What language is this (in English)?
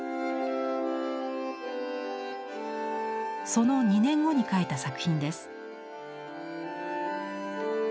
Japanese